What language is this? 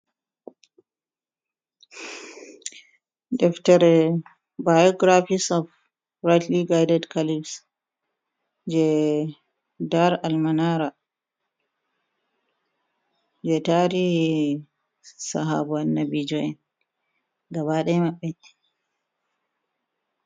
Fula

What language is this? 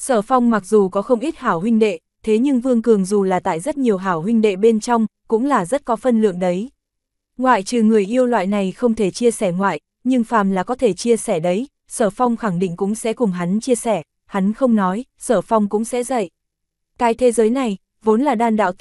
Vietnamese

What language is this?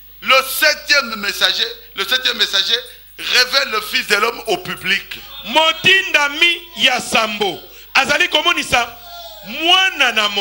French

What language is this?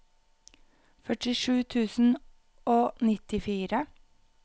Norwegian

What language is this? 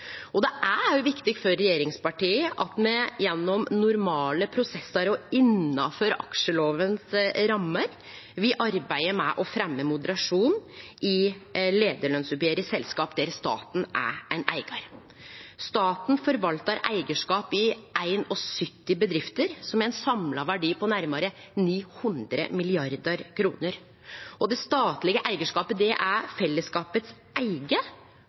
Norwegian Nynorsk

